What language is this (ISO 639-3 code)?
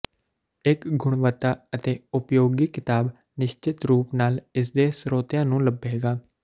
pan